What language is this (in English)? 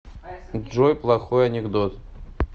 Russian